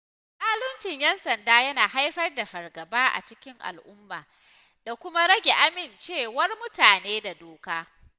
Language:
Hausa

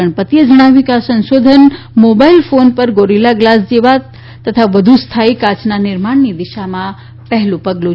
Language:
Gujarati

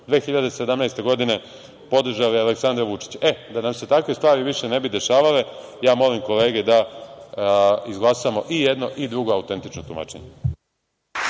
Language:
Serbian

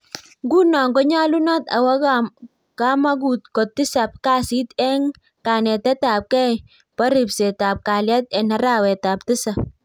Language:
Kalenjin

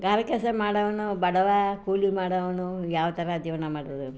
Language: Kannada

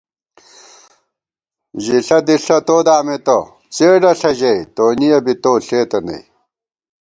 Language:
Gawar-Bati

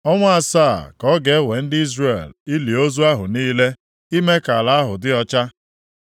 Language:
Igbo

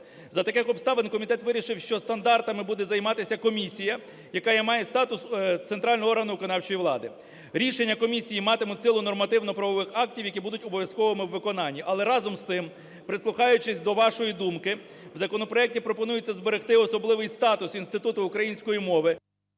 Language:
Ukrainian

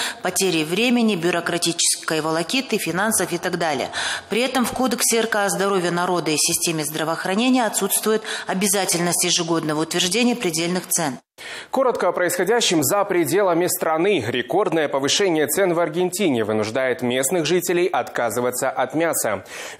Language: Russian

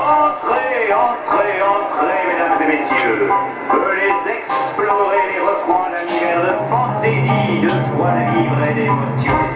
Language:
Indonesian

